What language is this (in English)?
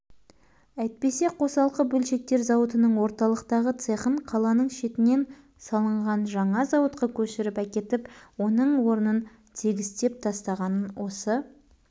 Kazakh